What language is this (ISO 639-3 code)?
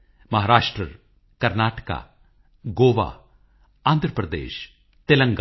pan